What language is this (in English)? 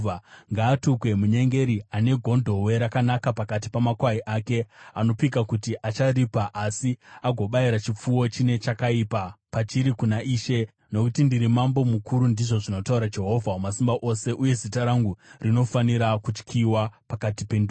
Shona